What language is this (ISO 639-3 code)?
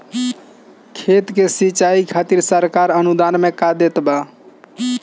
bho